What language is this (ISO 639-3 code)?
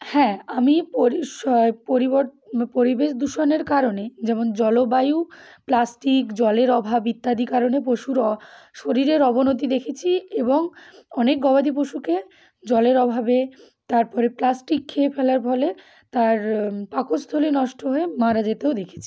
ben